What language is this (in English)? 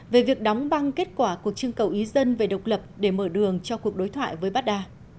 Vietnamese